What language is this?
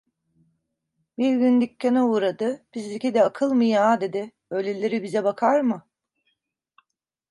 Turkish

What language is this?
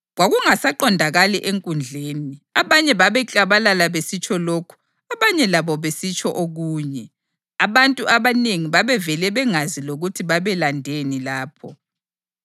North Ndebele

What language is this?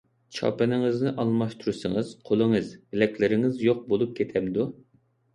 Uyghur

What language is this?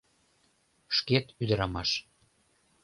Mari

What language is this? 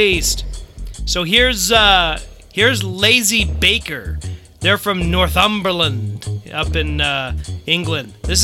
English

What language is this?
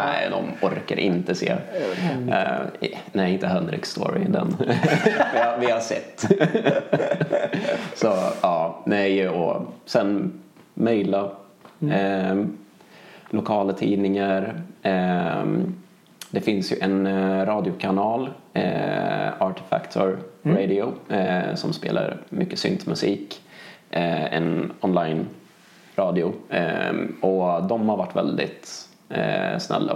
Swedish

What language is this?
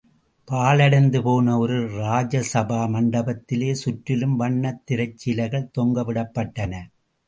Tamil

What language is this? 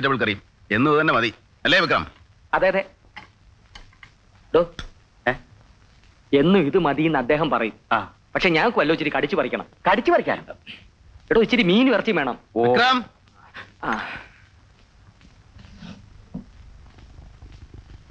Malayalam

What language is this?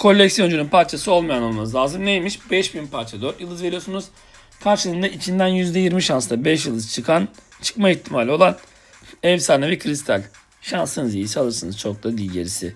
Turkish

